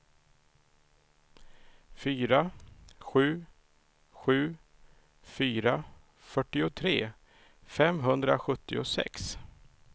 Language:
Swedish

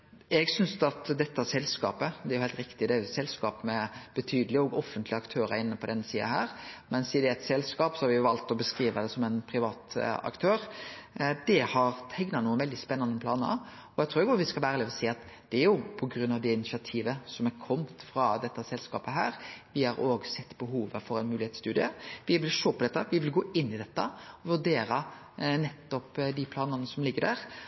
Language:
Norwegian Nynorsk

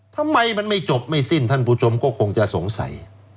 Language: Thai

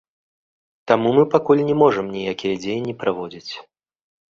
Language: Belarusian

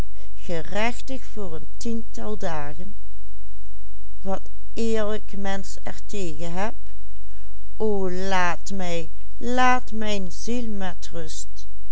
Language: Dutch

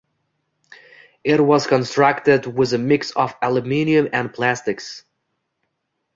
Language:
English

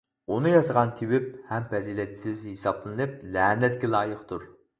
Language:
Uyghur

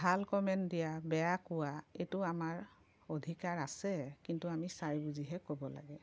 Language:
Assamese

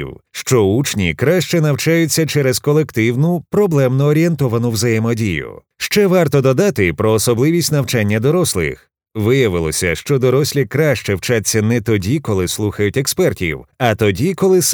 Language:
Ukrainian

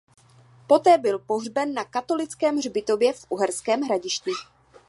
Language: Czech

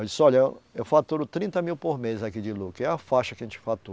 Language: Portuguese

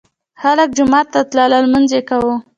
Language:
Pashto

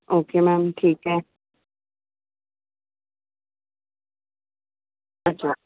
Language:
Hindi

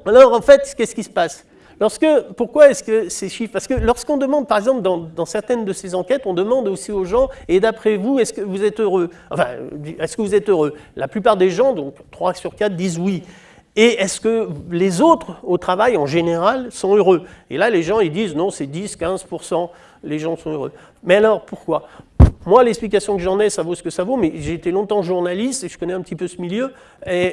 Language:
French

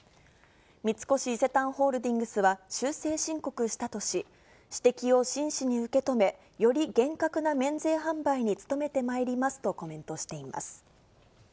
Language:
Japanese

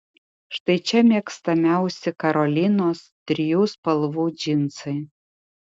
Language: Lithuanian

